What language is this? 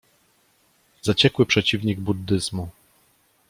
Polish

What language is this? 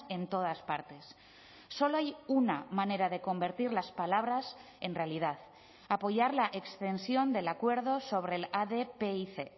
Spanish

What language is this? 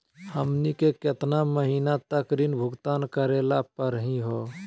Magahi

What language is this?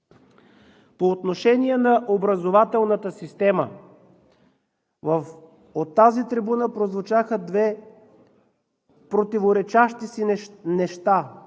Bulgarian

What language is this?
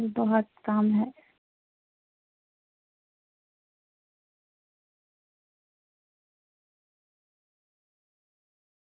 Urdu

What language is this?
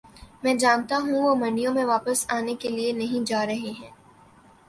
Urdu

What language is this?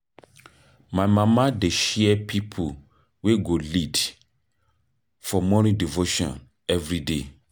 Nigerian Pidgin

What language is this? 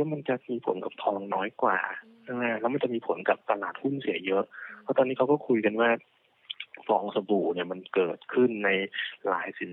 Thai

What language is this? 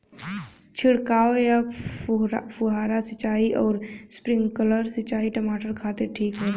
Bhojpuri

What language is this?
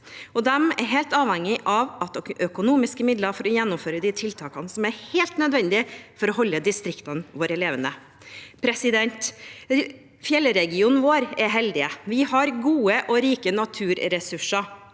Norwegian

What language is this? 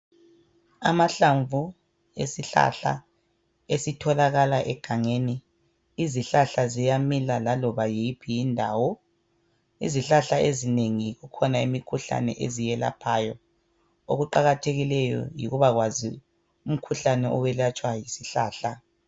North Ndebele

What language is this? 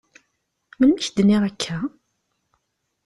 Kabyle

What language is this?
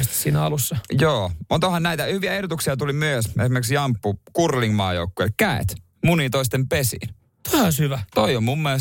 Finnish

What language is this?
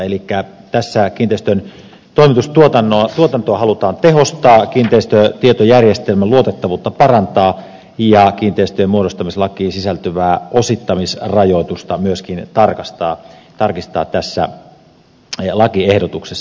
Finnish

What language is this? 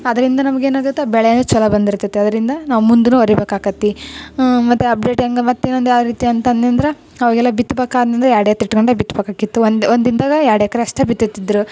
Kannada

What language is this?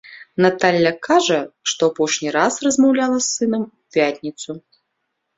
Belarusian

